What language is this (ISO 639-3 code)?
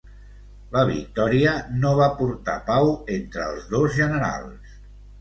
cat